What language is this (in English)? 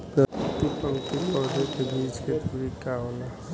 Bhojpuri